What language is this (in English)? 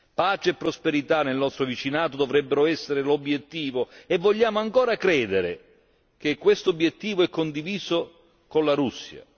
Italian